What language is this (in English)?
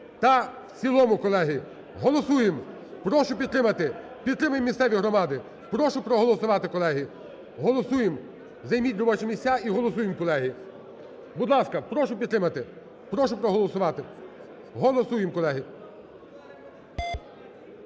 Ukrainian